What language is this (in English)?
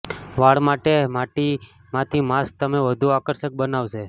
Gujarati